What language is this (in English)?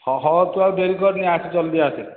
Odia